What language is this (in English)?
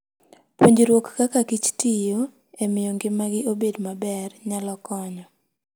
Luo (Kenya and Tanzania)